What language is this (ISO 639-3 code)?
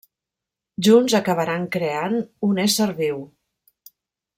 cat